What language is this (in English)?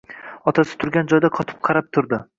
Uzbek